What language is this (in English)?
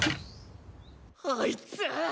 Japanese